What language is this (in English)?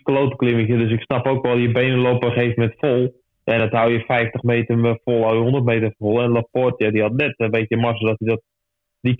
Dutch